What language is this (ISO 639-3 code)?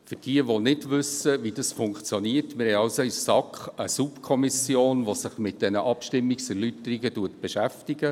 gsw